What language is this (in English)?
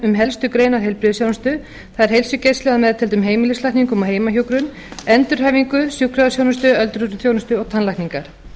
Icelandic